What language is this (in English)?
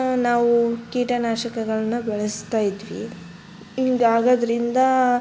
Kannada